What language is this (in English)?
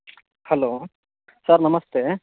Kannada